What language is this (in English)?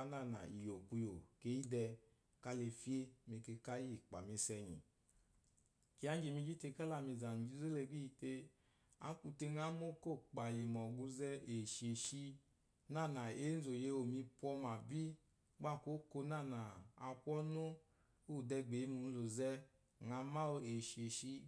Eloyi